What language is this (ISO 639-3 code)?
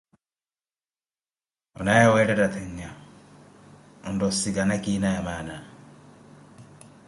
eko